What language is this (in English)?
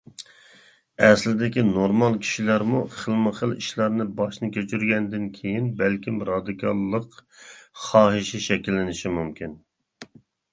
Uyghur